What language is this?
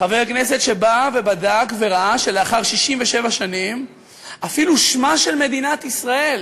Hebrew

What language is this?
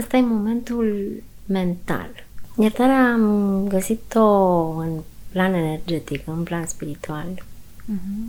Romanian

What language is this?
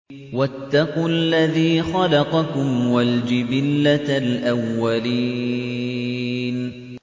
Arabic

